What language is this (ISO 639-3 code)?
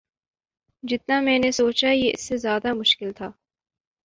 urd